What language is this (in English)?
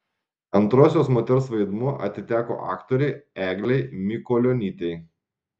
Lithuanian